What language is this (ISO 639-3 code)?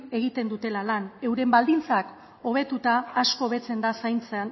eus